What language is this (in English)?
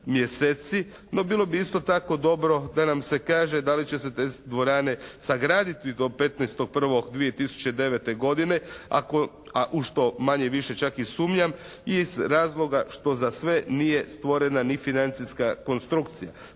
Croatian